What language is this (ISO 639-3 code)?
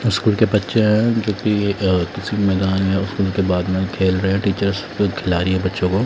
hin